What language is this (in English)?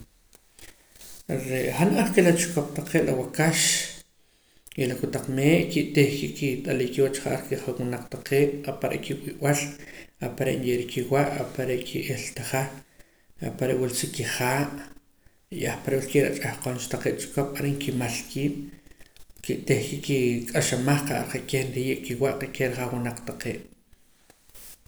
Poqomam